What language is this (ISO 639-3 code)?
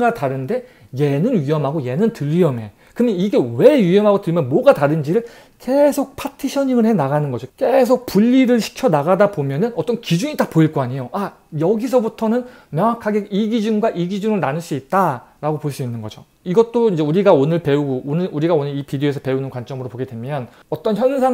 kor